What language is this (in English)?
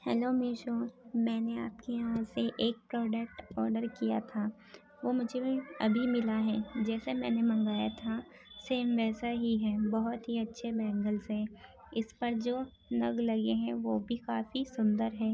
Urdu